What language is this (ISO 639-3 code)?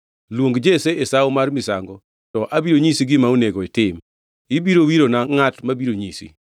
luo